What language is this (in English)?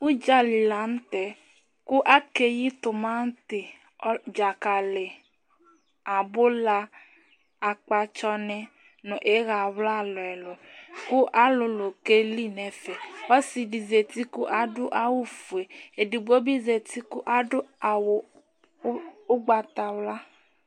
Ikposo